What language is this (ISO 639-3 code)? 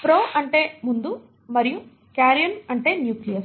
tel